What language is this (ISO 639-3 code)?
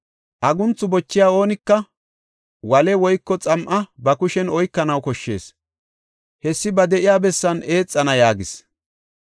gof